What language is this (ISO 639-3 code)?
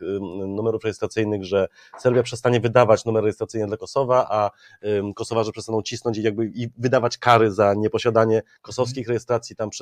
pol